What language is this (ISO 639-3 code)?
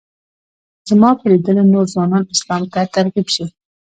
pus